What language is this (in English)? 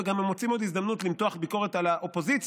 Hebrew